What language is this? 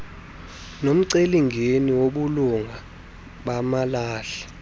Xhosa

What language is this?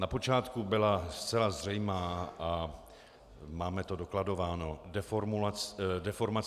Czech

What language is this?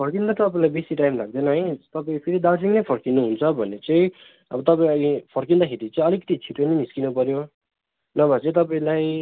Nepali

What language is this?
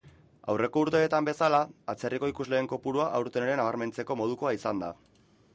Basque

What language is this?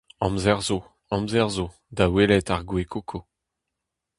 Breton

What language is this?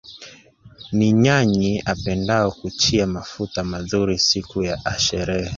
Swahili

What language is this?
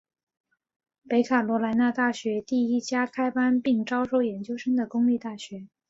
Chinese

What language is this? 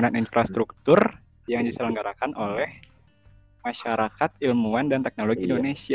Indonesian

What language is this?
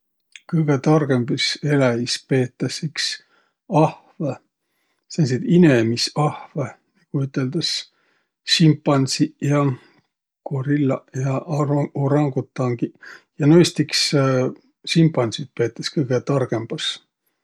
Võro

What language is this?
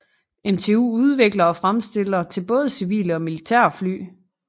Danish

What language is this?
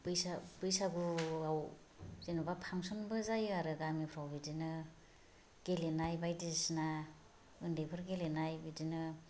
Bodo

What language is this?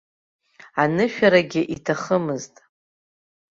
Abkhazian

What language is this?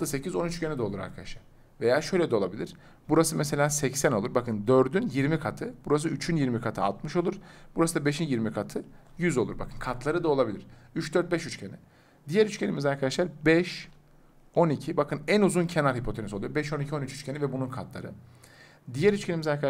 Turkish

